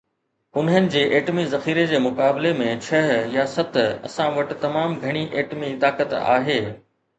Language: Sindhi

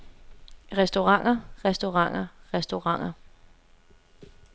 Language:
Danish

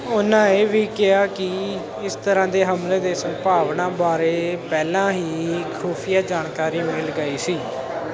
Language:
Punjabi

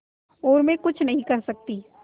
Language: Hindi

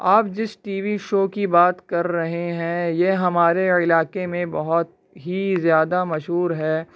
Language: Urdu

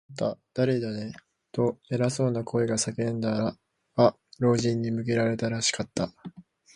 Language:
Japanese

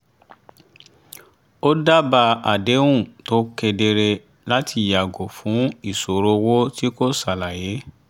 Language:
Yoruba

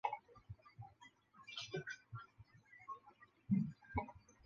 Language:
Chinese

